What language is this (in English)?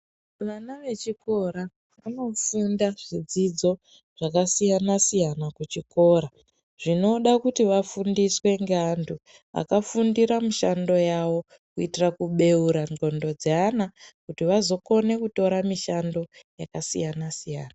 Ndau